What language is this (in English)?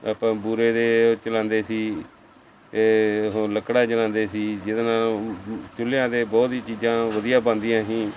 Punjabi